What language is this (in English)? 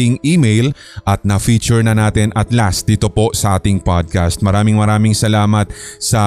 Filipino